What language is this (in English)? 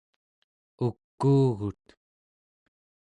Central Yupik